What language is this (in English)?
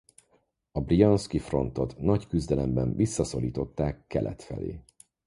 Hungarian